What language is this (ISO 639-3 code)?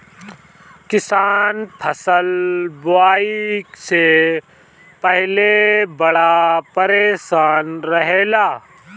bho